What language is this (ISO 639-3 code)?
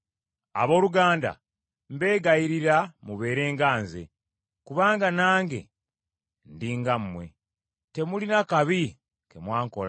lug